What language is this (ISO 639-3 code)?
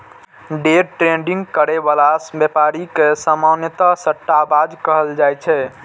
mai